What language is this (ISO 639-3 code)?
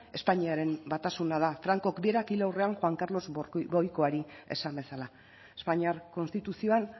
eus